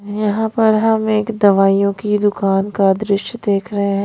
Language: Hindi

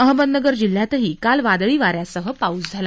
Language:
Marathi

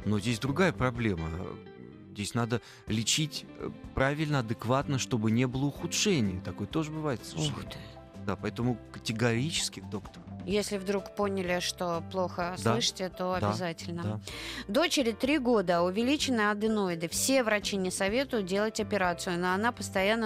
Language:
Russian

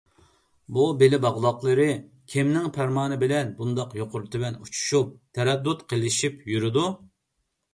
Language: Uyghur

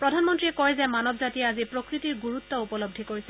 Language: Assamese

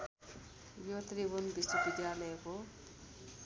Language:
Nepali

